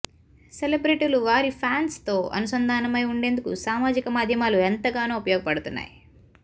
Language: Telugu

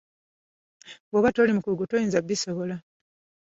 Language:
Ganda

